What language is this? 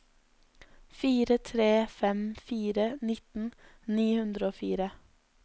Norwegian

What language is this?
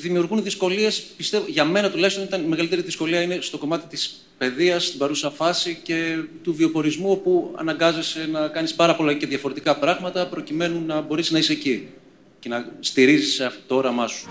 Greek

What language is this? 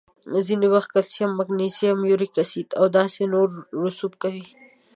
Pashto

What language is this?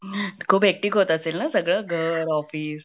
Marathi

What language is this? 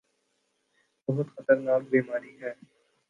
Urdu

